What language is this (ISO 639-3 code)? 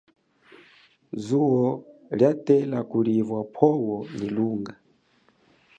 cjk